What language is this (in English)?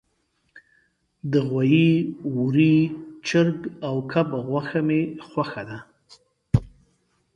Pashto